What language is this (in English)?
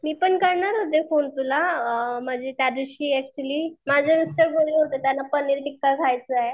Marathi